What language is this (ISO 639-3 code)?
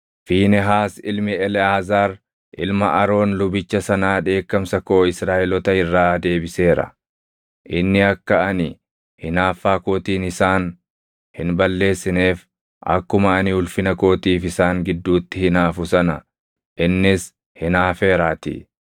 orm